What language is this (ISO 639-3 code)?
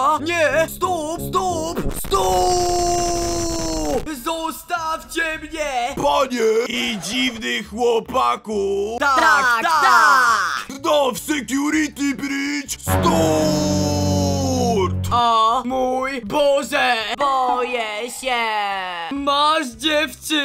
pol